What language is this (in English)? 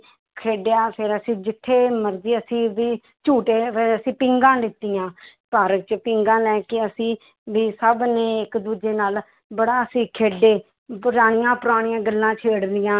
Punjabi